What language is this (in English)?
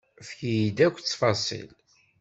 Kabyle